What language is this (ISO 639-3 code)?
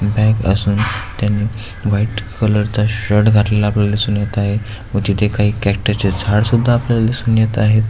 mar